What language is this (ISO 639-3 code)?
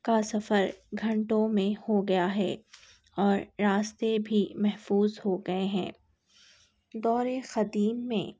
urd